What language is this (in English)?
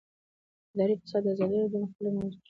Pashto